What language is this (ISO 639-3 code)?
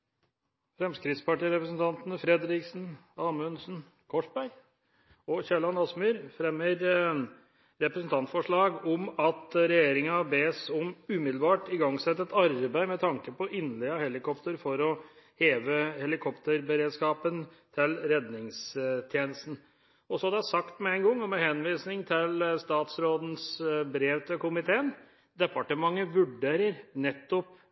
nob